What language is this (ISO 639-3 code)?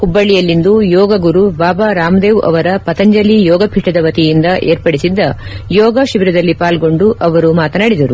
kan